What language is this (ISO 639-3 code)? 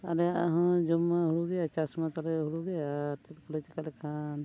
sat